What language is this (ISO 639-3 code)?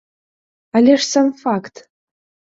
bel